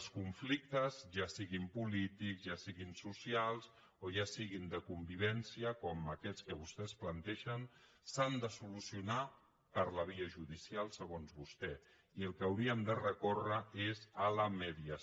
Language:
Catalan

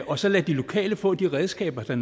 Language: Danish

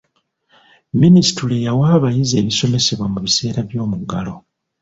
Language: Ganda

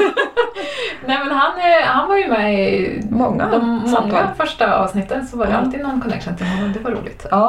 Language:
Swedish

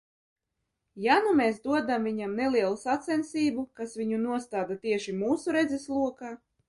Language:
Latvian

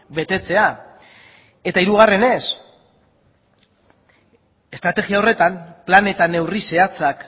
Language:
Basque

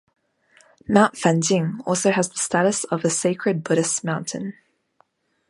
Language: English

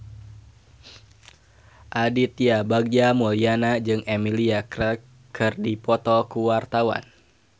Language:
Sundanese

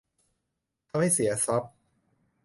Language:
Thai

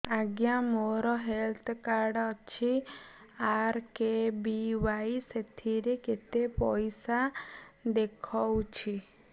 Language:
Odia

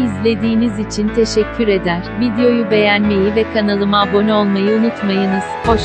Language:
Turkish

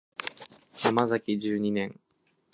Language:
Japanese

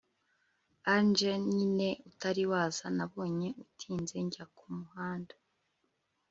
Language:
Kinyarwanda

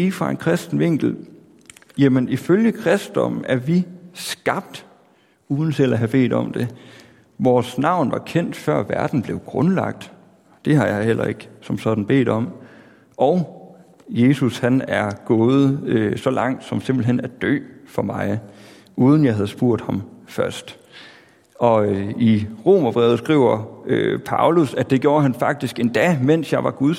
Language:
Danish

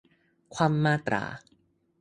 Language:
Thai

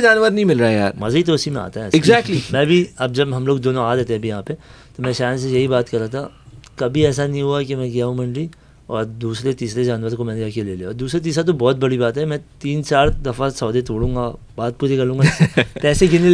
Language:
Urdu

